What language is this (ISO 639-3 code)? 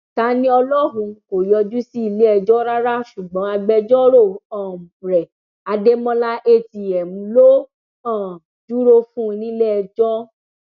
yor